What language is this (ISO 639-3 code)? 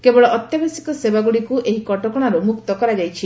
ori